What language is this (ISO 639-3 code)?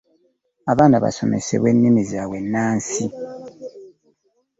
lug